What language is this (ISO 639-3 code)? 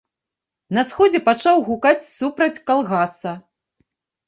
bel